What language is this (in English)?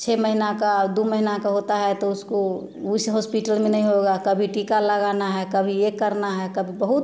Hindi